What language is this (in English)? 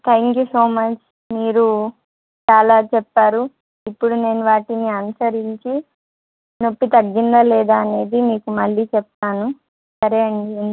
Telugu